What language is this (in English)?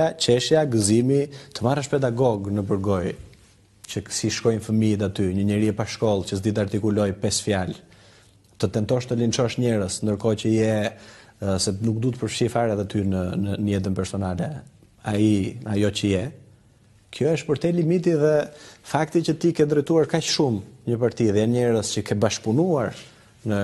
Romanian